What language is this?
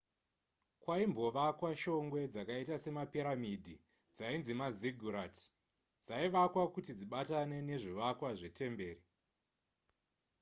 Shona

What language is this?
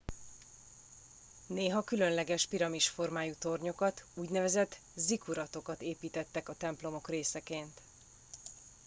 Hungarian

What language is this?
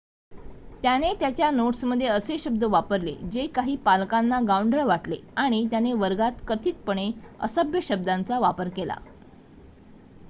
Marathi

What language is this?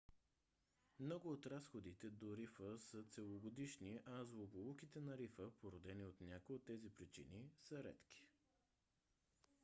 Bulgarian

